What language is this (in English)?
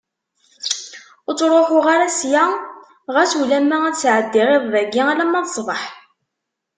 Kabyle